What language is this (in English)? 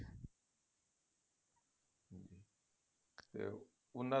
Punjabi